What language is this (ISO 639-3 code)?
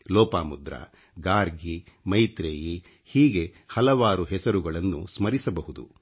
kan